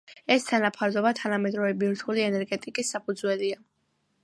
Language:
Georgian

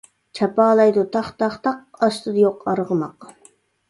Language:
Uyghur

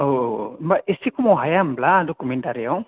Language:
Bodo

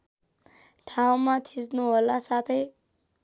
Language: Nepali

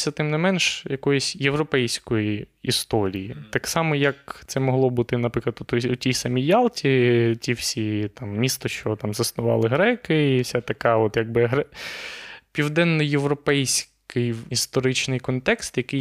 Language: Ukrainian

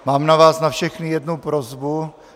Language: Czech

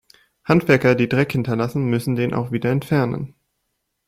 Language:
German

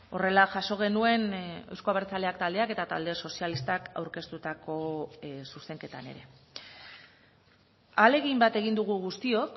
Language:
Basque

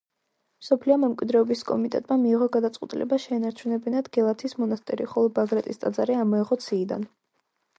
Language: Georgian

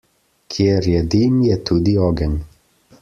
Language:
Slovenian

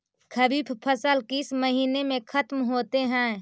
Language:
Magahi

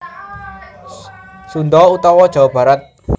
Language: Javanese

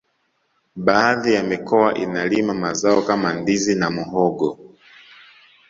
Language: Swahili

